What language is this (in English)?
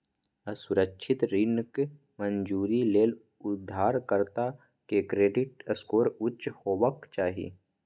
Maithili